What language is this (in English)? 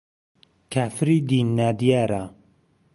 Central Kurdish